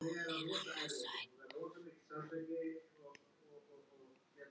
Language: Icelandic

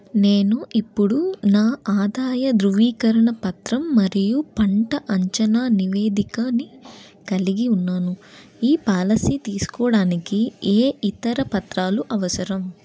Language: Telugu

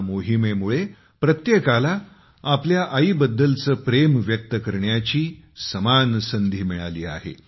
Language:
Marathi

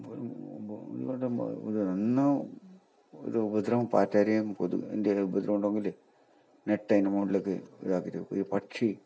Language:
Malayalam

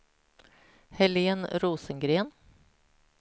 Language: Swedish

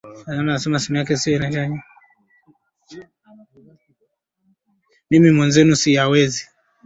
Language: Swahili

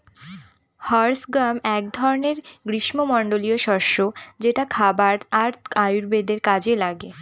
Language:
Bangla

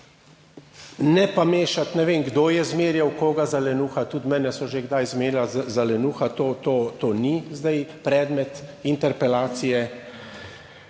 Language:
Slovenian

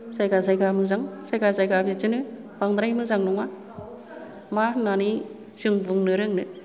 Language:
Bodo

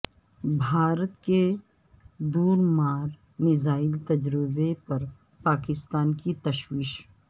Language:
Urdu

